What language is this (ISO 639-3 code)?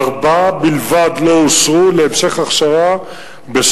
heb